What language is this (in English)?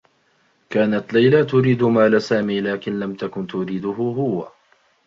Arabic